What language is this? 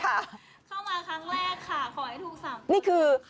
Thai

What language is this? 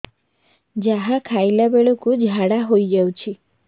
Odia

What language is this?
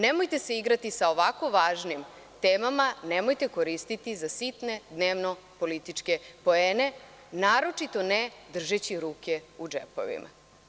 Serbian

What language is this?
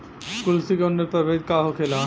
Bhojpuri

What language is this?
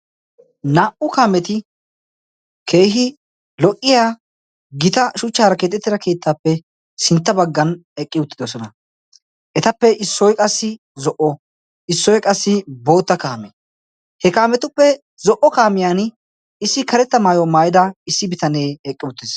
Wolaytta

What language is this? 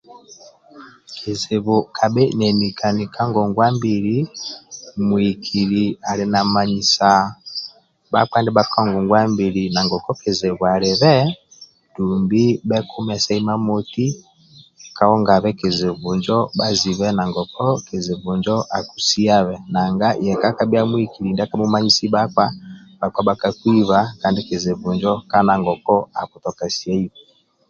Amba (Uganda)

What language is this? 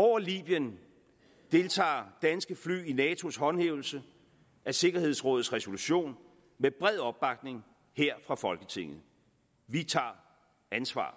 Danish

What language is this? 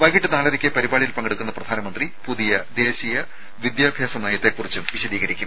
Malayalam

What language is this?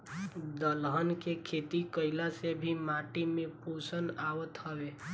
Bhojpuri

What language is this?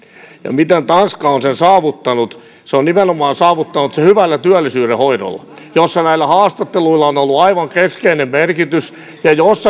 Finnish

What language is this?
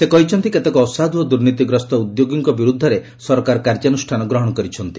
Odia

